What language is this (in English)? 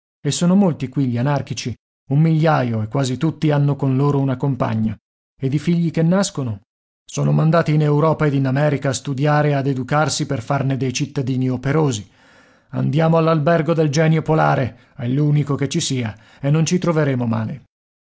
Italian